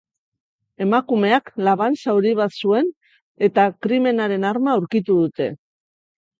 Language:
Basque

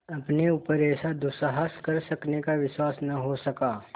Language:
Hindi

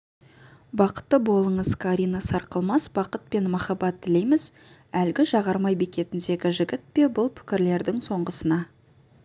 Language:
Kazakh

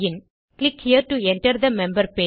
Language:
Tamil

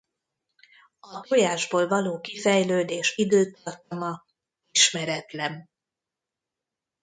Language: Hungarian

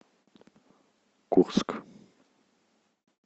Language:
Russian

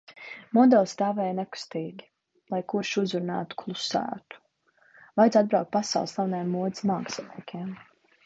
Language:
Latvian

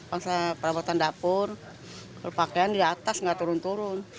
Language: Indonesian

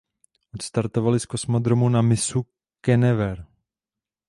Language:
Czech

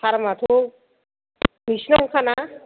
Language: Bodo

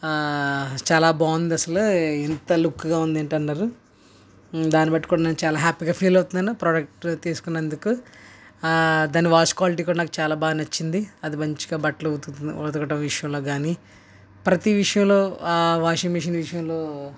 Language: Telugu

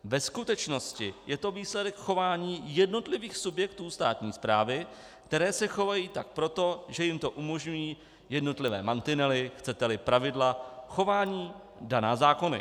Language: Czech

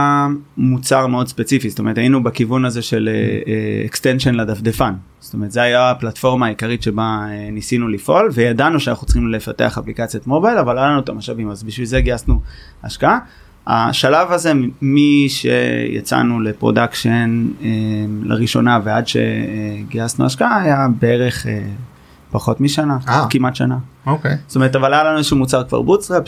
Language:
Hebrew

